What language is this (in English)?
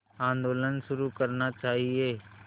Hindi